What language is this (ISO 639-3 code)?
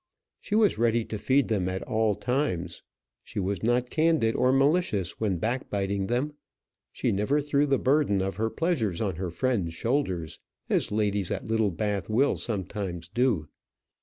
eng